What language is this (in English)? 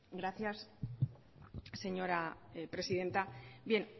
Spanish